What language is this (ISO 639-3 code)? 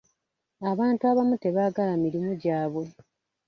lug